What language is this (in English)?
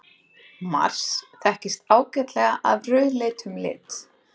Icelandic